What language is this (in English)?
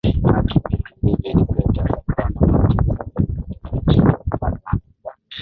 Swahili